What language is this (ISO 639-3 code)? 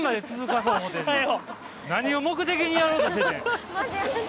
jpn